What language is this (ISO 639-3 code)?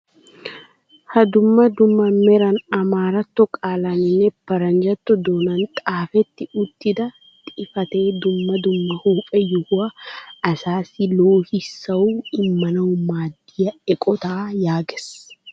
wal